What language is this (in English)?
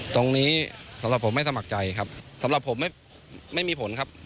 Thai